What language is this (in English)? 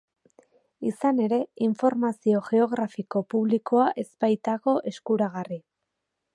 Basque